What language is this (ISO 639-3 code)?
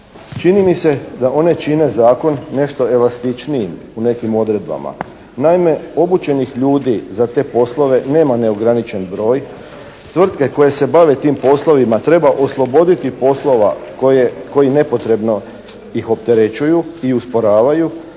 hrv